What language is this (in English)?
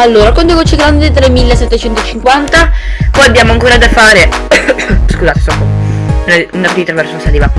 Italian